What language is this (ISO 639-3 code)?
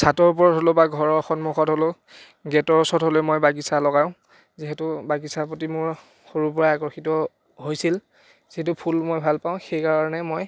asm